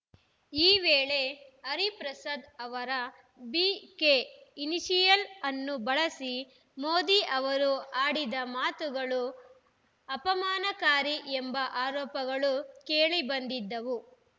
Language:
Kannada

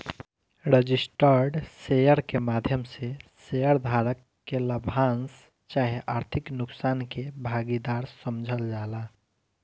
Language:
Bhojpuri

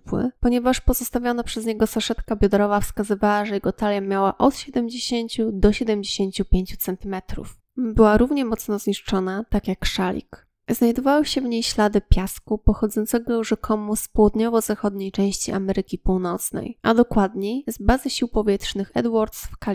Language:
Polish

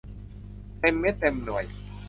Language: Thai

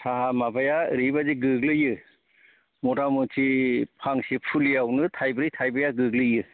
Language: Bodo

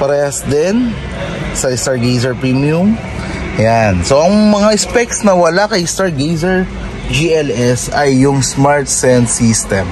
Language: Filipino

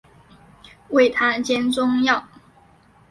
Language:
Chinese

